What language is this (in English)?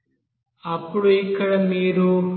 Telugu